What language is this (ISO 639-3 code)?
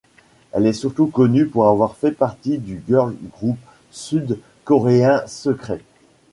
fra